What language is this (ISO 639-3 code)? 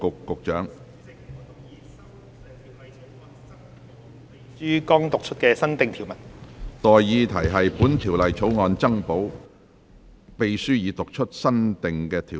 yue